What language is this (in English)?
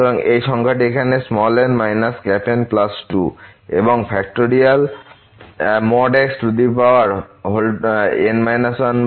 Bangla